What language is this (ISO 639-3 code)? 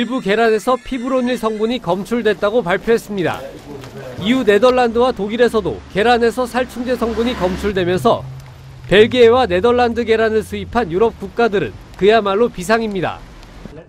kor